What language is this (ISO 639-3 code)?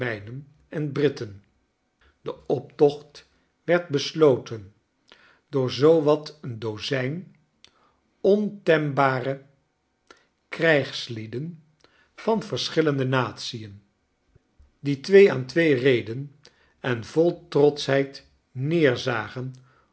nld